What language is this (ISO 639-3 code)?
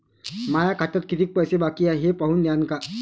mar